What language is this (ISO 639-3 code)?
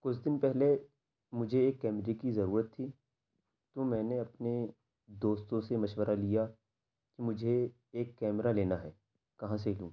urd